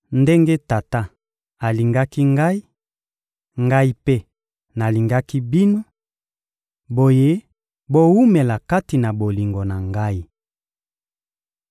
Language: Lingala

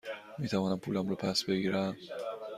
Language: Persian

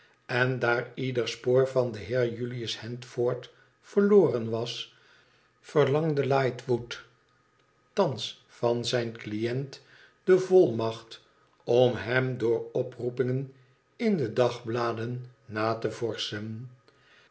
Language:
Dutch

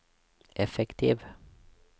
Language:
Norwegian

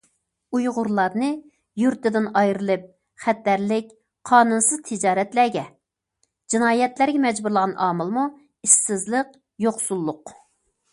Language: Uyghur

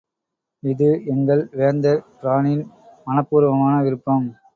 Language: Tamil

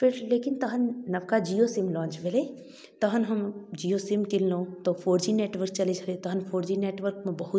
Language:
Maithili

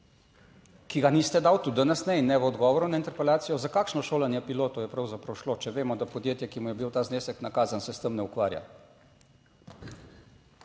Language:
Slovenian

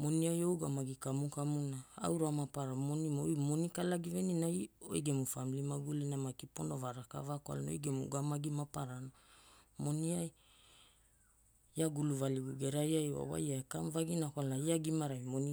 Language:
Hula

